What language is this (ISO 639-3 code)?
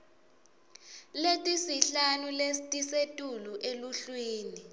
ssw